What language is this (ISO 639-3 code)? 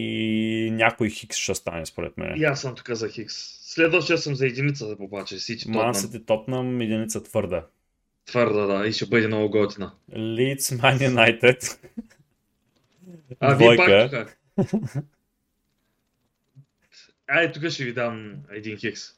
bul